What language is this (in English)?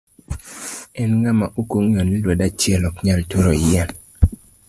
Luo (Kenya and Tanzania)